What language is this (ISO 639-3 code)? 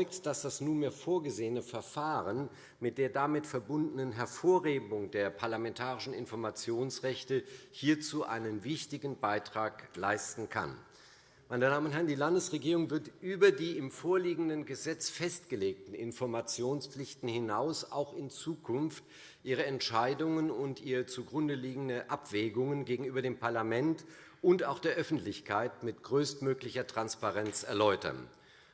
deu